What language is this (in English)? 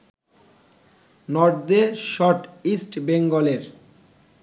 Bangla